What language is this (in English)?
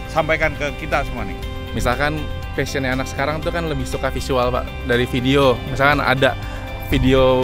Indonesian